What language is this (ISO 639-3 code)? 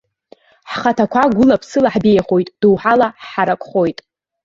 abk